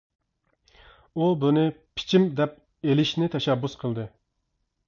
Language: Uyghur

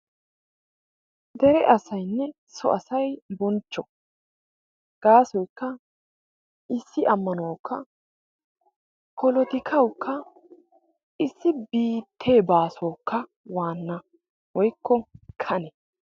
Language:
Wolaytta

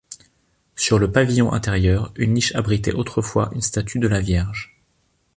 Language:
French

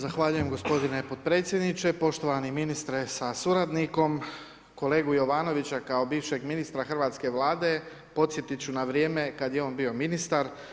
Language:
Croatian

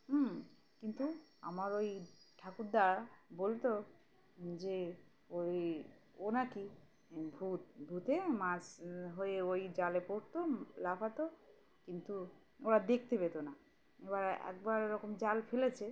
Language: Bangla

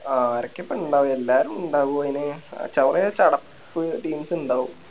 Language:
Malayalam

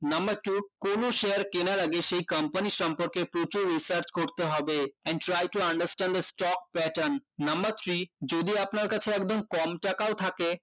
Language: Bangla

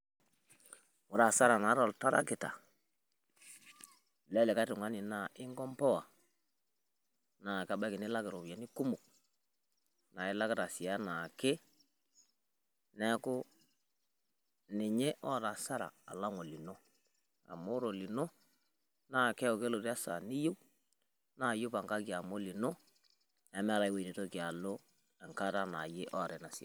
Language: Masai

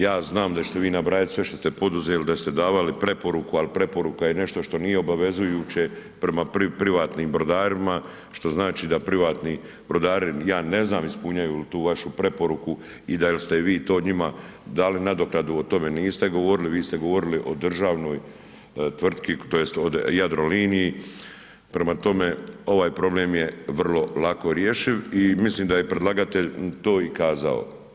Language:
Croatian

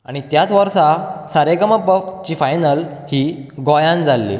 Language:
Konkani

